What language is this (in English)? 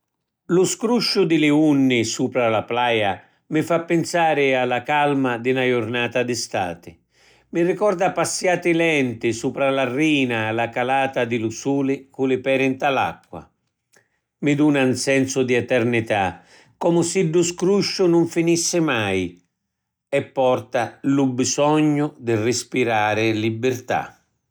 Sicilian